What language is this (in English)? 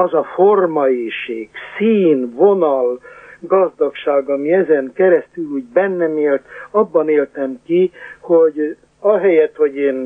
Hungarian